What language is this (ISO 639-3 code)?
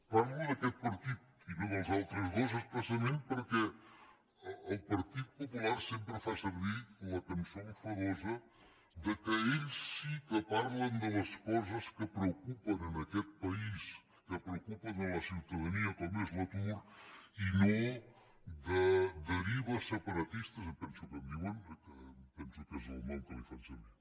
cat